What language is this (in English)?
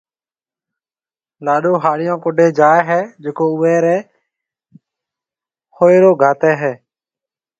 Marwari (Pakistan)